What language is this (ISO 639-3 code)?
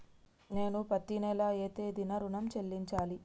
tel